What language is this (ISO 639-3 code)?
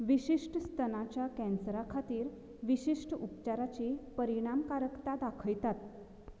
kok